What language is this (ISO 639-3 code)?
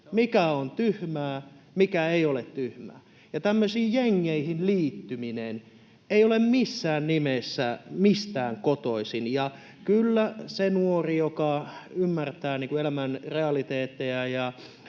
fin